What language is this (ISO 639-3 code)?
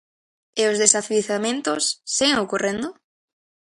glg